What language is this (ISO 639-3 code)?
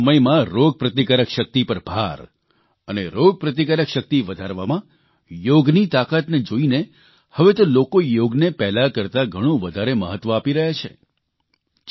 guj